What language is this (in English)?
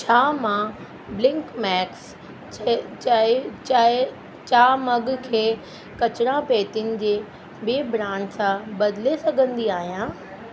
Sindhi